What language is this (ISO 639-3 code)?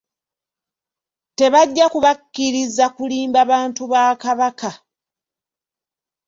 lug